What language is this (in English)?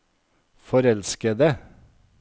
Norwegian